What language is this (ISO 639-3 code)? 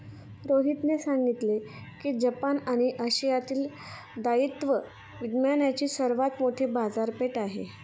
mar